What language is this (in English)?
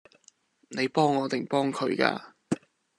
Cantonese